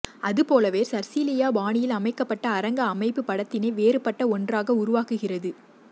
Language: Tamil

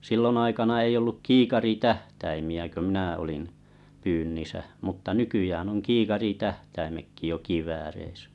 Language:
Finnish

